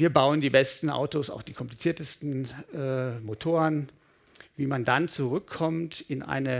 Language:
German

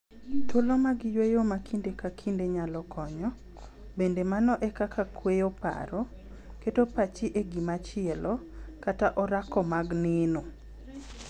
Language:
Luo (Kenya and Tanzania)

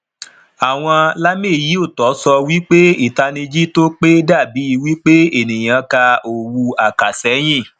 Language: Yoruba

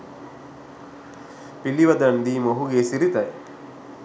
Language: Sinhala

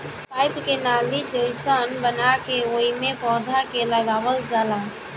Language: Bhojpuri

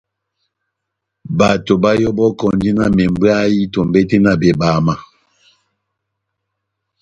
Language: Batanga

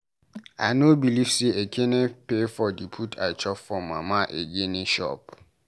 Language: Nigerian Pidgin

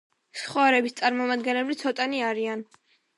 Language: Georgian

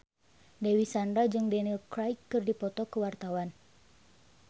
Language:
Sundanese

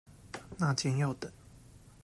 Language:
Chinese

